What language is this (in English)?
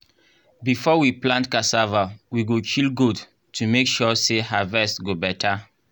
Nigerian Pidgin